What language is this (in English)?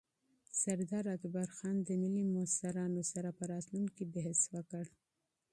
Pashto